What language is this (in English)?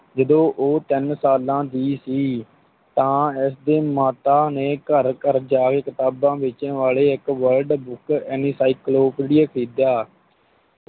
Punjabi